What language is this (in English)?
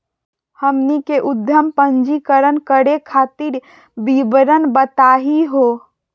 Magahi